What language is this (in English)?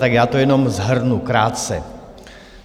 Czech